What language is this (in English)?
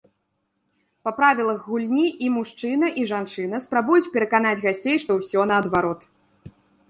Belarusian